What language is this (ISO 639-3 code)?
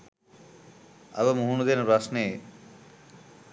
sin